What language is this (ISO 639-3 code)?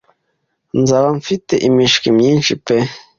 kin